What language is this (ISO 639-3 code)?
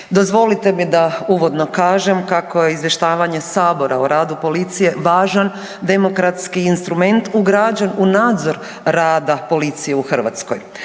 hrv